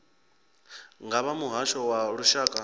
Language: Venda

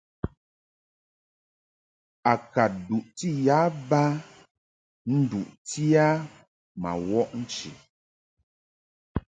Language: Mungaka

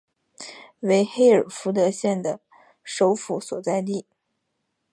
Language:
Chinese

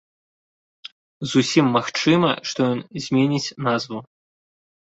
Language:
Belarusian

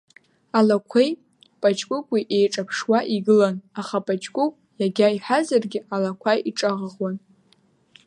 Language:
Abkhazian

